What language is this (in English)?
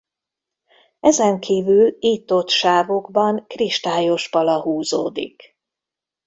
Hungarian